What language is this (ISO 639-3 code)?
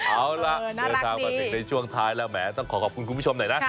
tha